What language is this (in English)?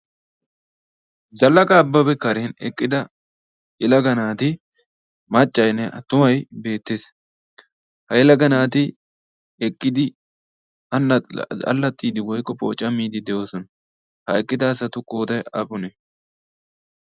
Wolaytta